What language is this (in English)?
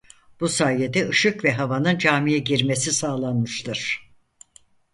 Turkish